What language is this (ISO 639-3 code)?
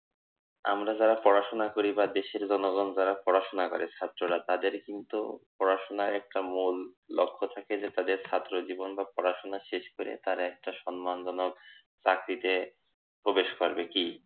ben